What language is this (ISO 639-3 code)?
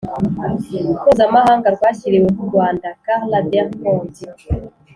kin